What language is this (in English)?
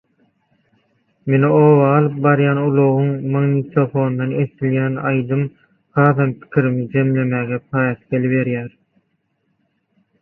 Turkmen